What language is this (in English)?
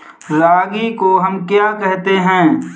Hindi